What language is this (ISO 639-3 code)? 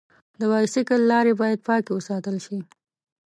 pus